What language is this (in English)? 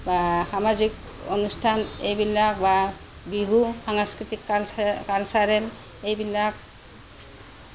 Assamese